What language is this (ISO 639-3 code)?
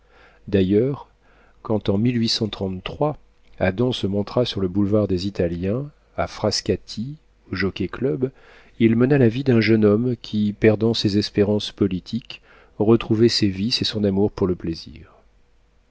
fra